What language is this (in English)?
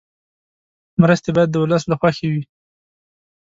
Pashto